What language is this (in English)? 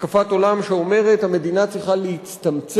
Hebrew